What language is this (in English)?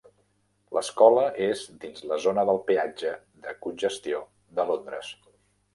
Catalan